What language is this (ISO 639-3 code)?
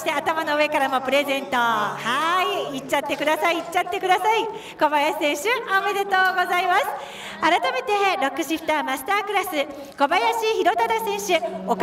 jpn